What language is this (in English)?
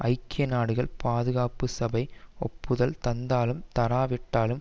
Tamil